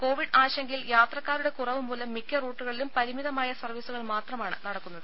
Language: Malayalam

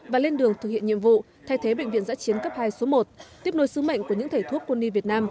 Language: Vietnamese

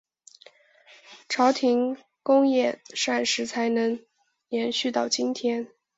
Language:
Chinese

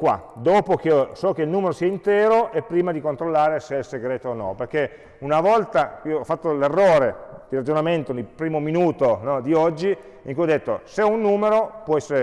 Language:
Italian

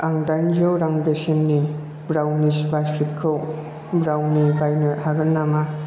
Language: Bodo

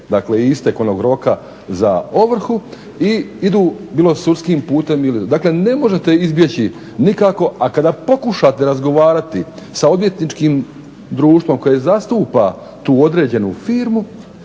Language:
Croatian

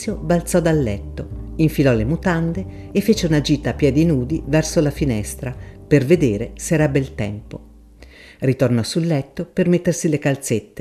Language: Italian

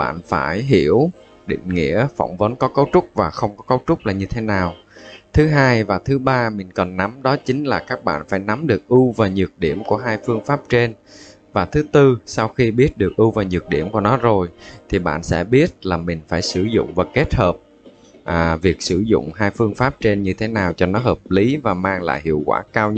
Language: Vietnamese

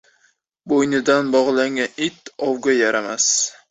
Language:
Uzbek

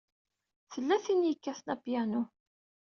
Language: Kabyle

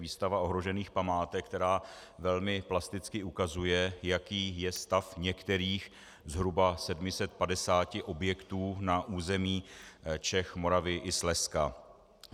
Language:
Czech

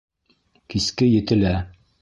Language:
Bashkir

